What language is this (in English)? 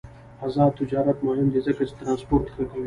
Pashto